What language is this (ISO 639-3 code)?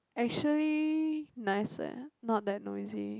eng